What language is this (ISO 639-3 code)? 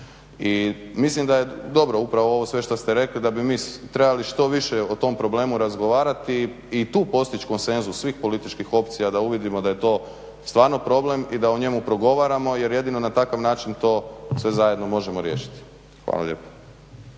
hrv